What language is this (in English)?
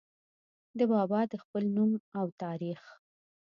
Pashto